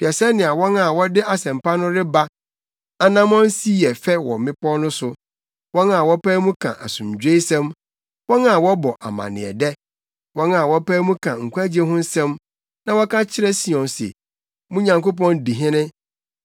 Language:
Akan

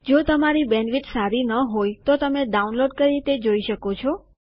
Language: Gujarati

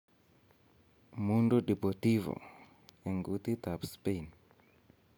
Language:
Kalenjin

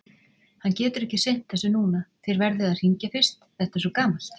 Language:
Icelandic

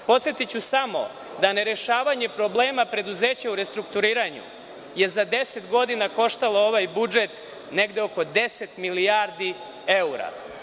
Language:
Serbian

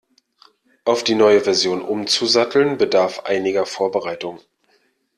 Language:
German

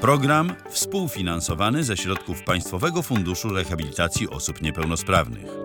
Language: Polish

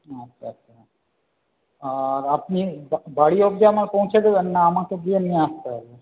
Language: Bangla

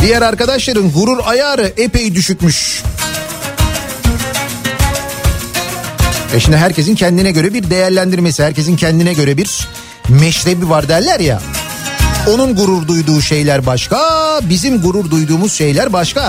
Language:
Turkish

